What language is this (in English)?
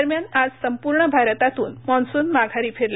Marathi